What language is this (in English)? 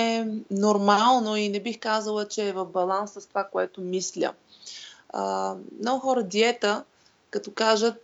Bulgarian